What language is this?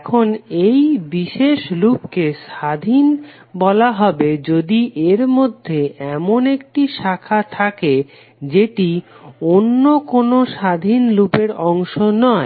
Bangla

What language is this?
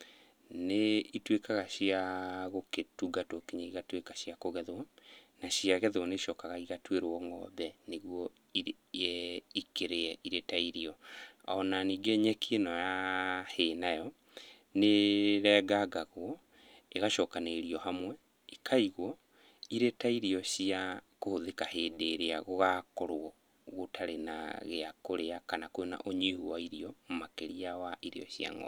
Kikuyu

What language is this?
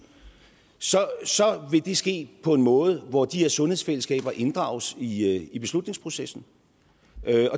Danish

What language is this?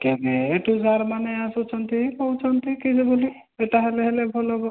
Odia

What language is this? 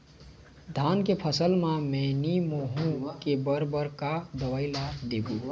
Chhattisgarhi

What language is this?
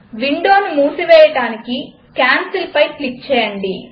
Telugu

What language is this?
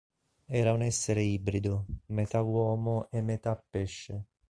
Italian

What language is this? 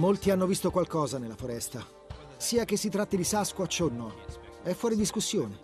Italian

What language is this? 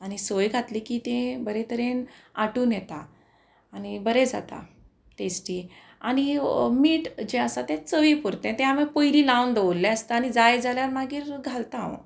Konkani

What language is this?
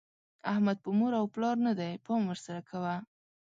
Pashto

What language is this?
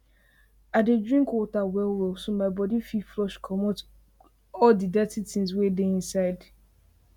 Nigerian Pidgin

